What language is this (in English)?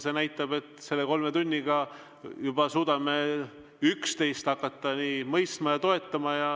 Estonian